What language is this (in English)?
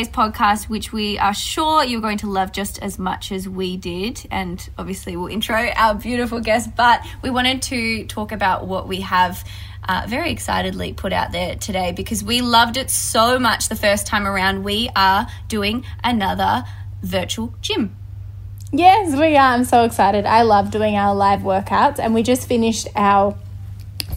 English